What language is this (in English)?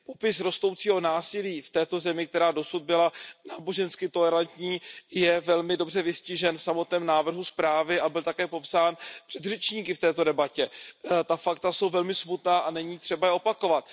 Czech